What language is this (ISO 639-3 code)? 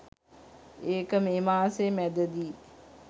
sin